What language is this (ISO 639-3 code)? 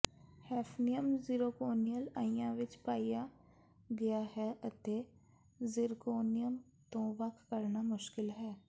pan